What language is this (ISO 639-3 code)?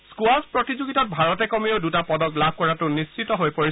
asm